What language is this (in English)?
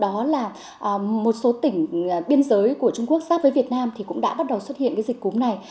Vietnamese